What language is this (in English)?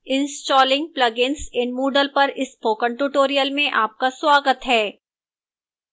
Hindi